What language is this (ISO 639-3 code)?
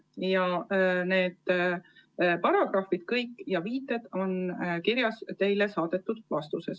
est